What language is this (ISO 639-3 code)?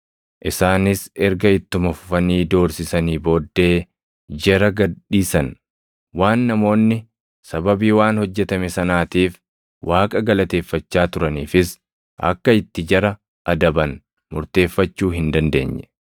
orm